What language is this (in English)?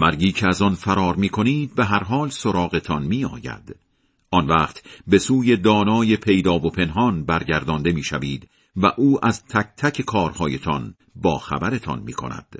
Persian